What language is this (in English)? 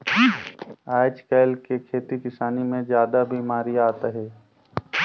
Chhattisgarhi